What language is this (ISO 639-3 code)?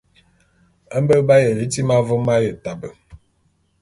bum